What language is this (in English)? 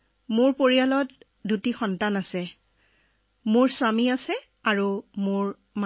Assamese